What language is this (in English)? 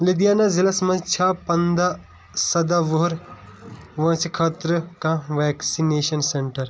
Kashmiri